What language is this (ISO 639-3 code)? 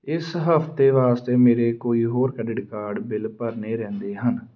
pan